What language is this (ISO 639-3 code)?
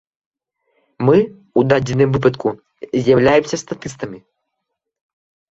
bel